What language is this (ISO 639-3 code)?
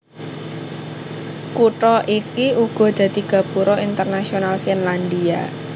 jav